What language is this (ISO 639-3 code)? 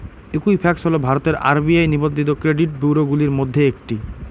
ben